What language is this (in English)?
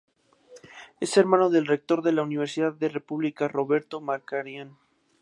Spanish